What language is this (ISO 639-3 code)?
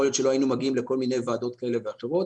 heb